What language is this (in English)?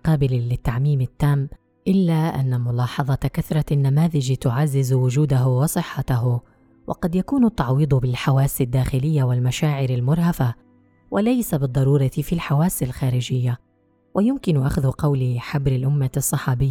Arabic